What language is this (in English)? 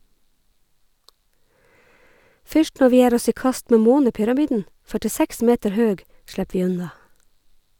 Norwegian